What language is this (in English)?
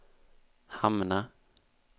Swedish